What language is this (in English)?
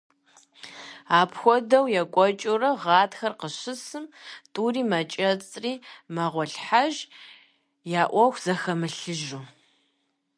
Kabardian